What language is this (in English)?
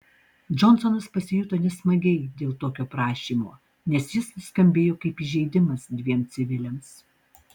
Lithuanian